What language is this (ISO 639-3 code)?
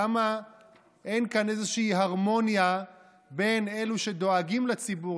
heb